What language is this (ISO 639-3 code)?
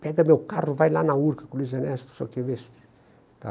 por